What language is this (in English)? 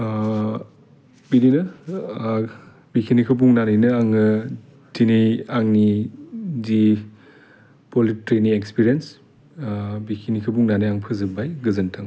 Bodo